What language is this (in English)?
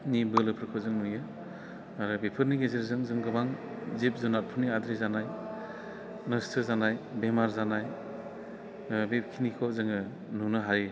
Bodo